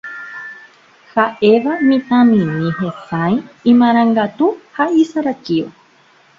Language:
Guarani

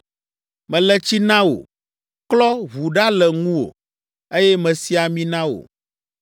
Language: Ewe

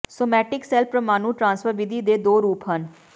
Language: Punjabi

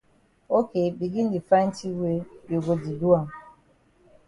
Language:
Cameroon Pidgin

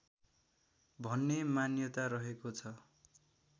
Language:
Nepali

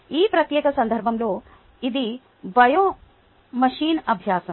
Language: Telugu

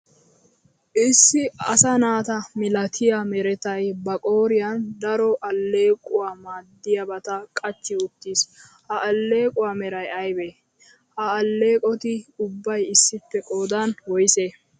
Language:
Wolaytta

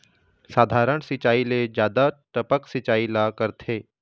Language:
Chhattisgarhi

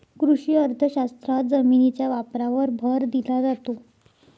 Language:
Marathi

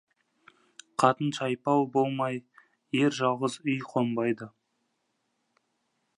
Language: Kazakh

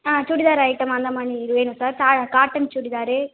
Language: Tamil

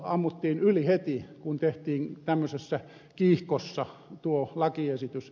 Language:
Finnish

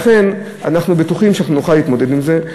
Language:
Hebrew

